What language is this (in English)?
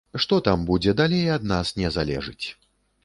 Belarusian